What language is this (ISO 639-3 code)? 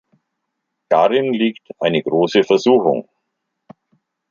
deu